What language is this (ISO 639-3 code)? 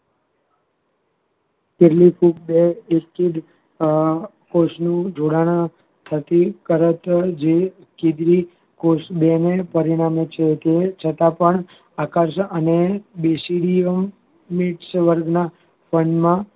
guj